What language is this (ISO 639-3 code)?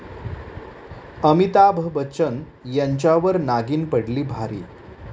mar